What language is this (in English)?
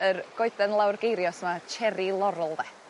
Welsh